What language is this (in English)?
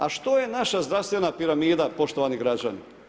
Croatian